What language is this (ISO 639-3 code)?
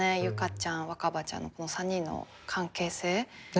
jpn